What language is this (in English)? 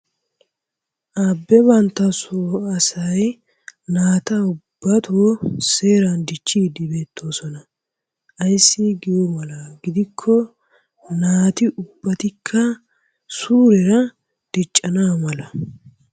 Wolaytta